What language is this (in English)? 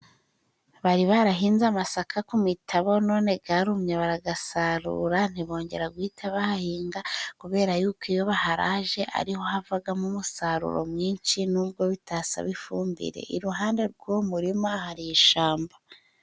Kinyarwanda